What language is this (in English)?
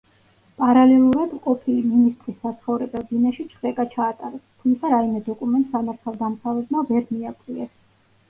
Georgian